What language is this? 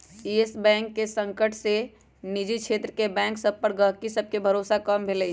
Magahi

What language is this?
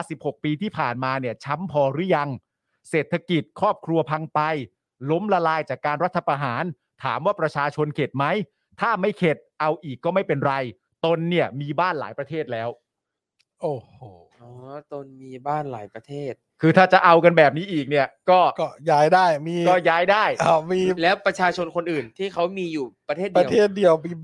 Thai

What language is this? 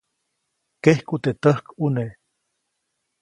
Copainalá Zoque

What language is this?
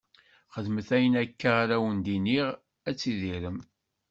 Kabyle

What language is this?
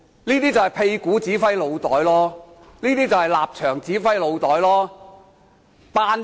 Cantonese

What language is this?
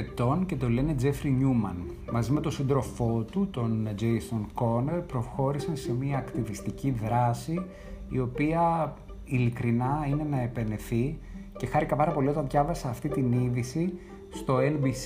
Greek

